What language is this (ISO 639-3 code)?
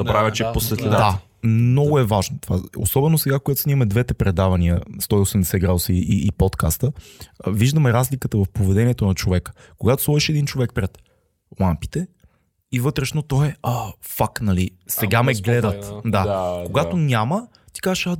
bul